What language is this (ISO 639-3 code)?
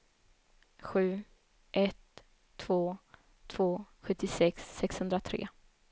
swe